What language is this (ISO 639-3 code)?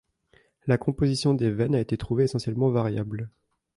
fra